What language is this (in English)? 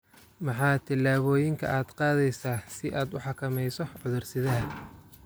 Somali